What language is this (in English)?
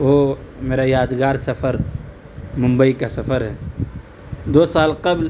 Urdu